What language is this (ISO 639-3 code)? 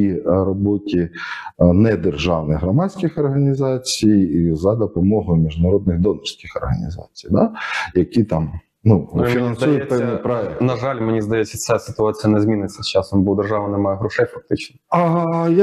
ukr